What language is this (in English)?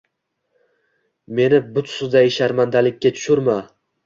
Uzbek